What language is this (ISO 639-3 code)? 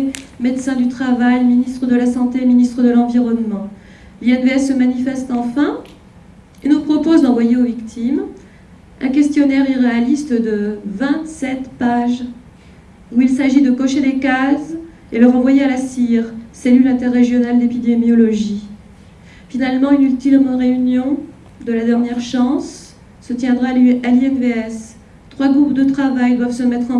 fra